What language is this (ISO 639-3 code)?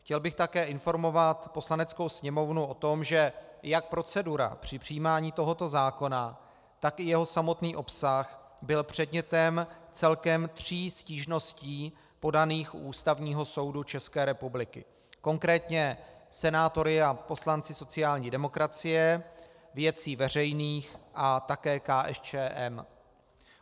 ces